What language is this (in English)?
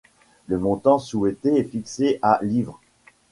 French